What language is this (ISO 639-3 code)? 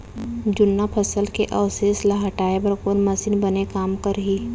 hne